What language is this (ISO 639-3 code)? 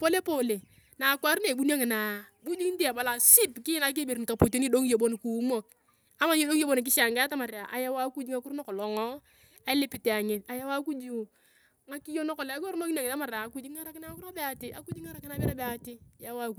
tuv